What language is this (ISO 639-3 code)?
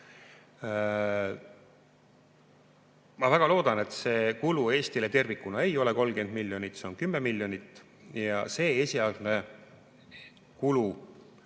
est